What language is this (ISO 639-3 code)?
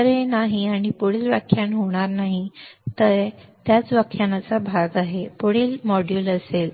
mar